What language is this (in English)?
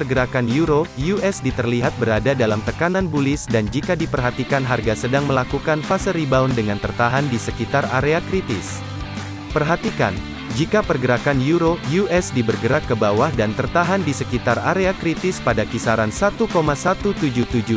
Indonesian